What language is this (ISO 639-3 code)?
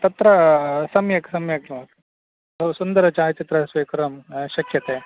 san